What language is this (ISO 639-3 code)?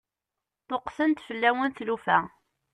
kab